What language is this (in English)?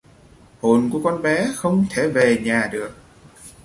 Vietnamese